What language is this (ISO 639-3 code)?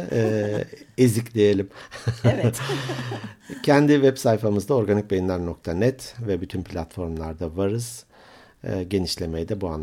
tur